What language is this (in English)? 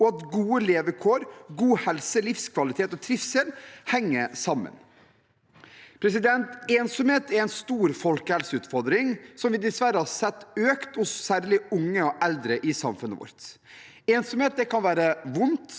Norwegian